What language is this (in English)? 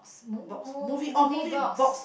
English